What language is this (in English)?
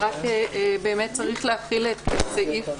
Hebrew